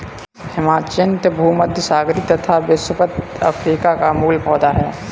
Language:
Hindi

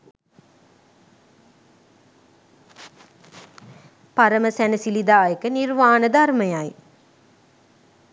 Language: Sinhala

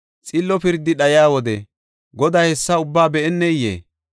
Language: Gofa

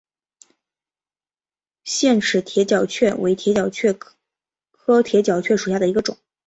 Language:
Chinese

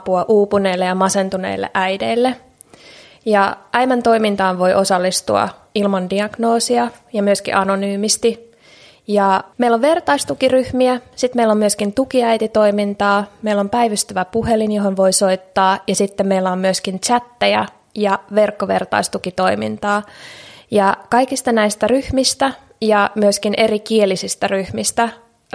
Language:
Finnish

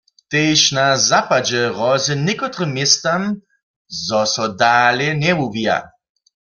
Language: Upper Sorbian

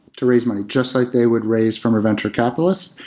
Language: English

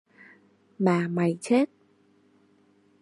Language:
Vietnamese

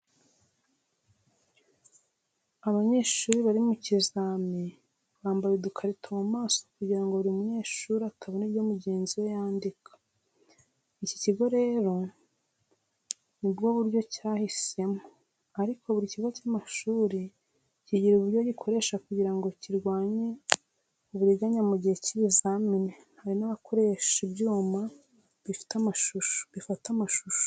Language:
Kinyarwanda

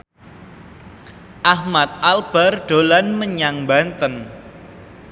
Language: Javanese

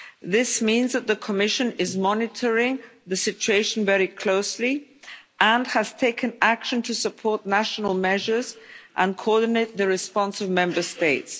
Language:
English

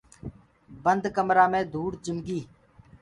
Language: Gurgula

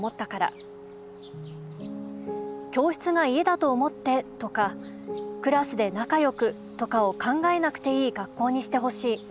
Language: Japanese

